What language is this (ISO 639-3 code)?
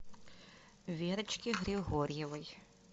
rus